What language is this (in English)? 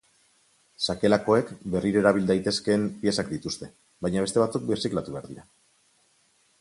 Basque